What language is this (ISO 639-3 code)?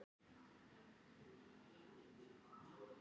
isl